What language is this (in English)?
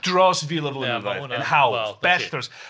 Welsh